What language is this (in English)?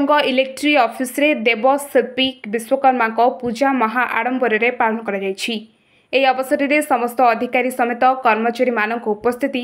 Hindi